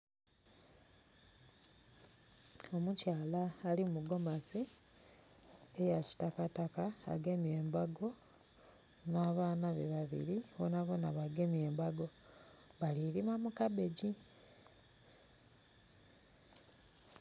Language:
Soga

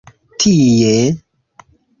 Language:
Esperanto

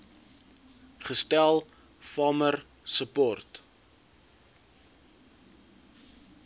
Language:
Afrikaans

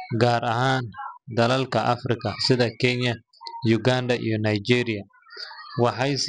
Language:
Somali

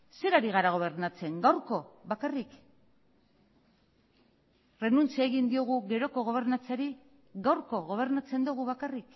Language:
Basque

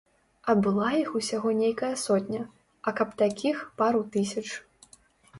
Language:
Belarusian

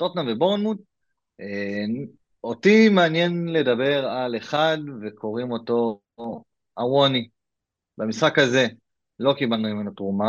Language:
Hebrew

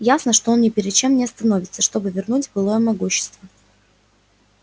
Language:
Russian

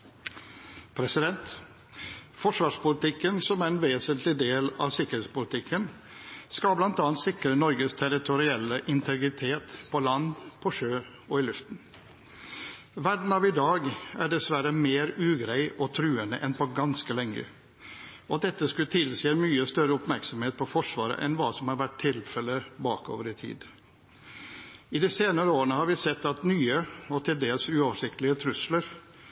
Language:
Norwegian Bokmål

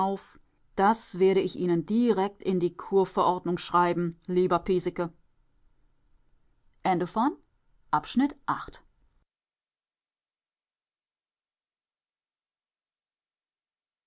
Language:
German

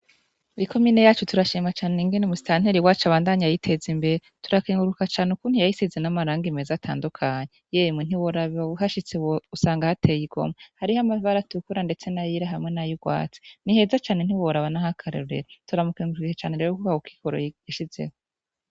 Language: Rundi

